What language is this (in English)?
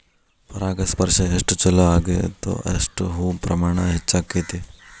Kannada